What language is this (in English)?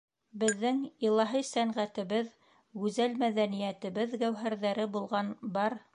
Bashkir